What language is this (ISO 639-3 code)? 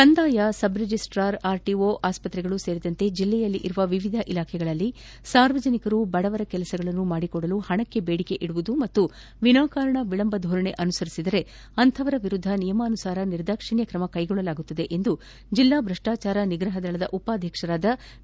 kan